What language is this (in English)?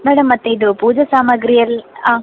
Kannada